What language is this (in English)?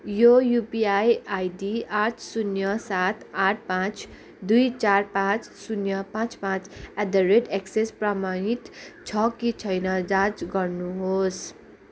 Nepali